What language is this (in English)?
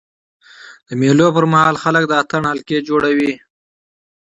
Pashto